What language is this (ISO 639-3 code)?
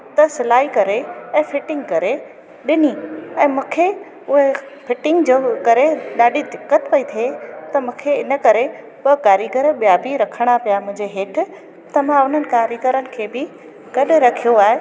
snd